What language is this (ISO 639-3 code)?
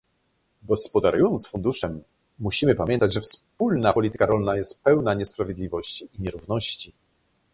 pol